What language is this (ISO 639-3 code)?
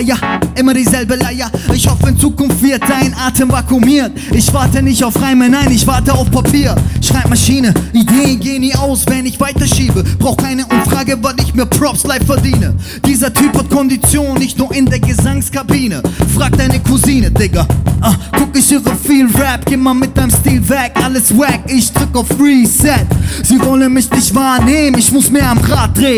deu